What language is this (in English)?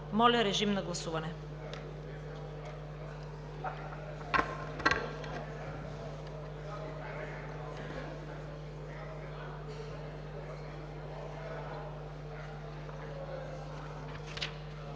Bulgarian